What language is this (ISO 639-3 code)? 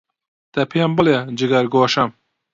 ckb